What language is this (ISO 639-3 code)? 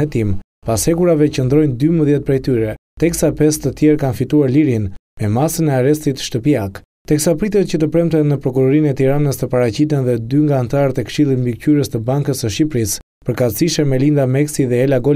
ron